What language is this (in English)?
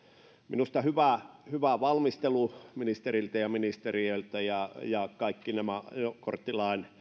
Finnish